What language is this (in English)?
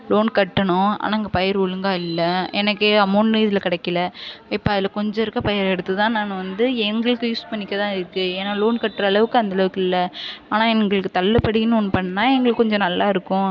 Tamil